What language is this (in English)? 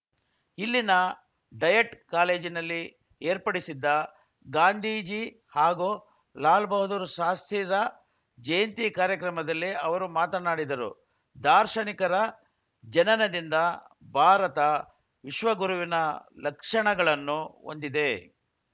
Kannada